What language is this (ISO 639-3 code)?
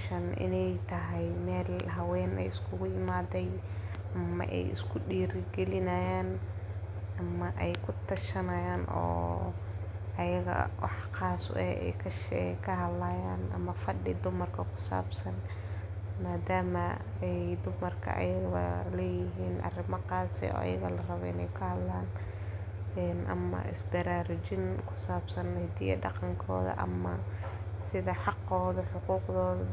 som